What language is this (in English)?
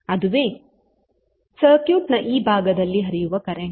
Kannada